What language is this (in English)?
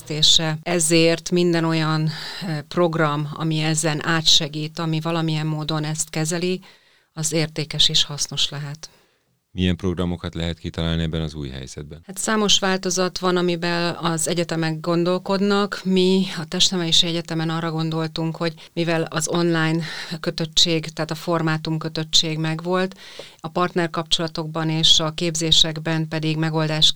Hungarian